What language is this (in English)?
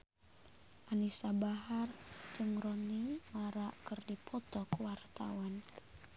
Sundanese